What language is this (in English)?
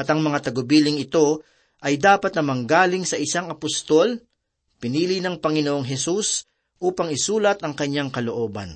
Filipino